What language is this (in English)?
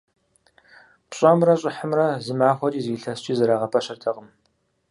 Kabardian